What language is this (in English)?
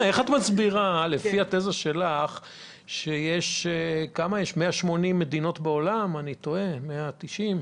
Hebrew